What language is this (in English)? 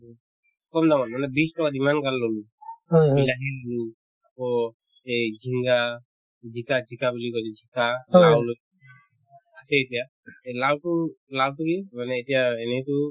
Assamese